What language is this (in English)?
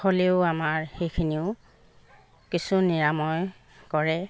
Assamese